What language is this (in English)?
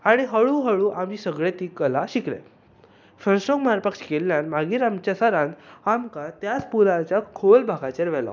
Konkani